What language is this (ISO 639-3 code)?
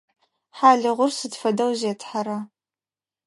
ady